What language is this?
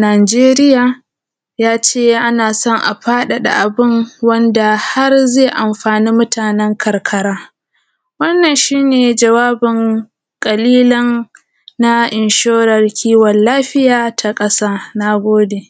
Hausa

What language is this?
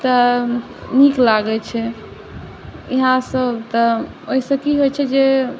Maithili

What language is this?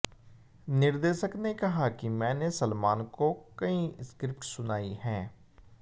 Hindi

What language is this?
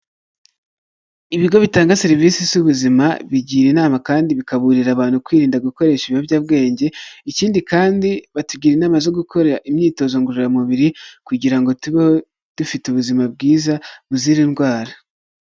Kinyarwanda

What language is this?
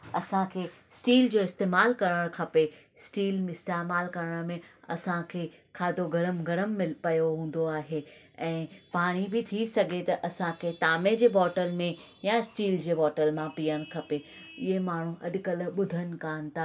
Sindhi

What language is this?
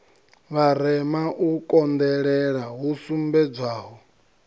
Venda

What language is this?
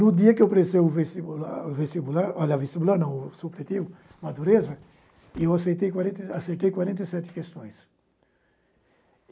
Portuguese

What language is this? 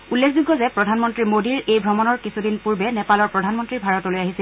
Assamese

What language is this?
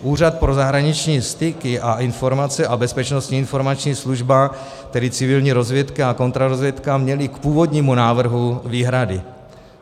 Czech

